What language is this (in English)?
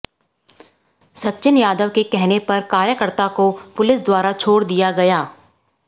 Hindi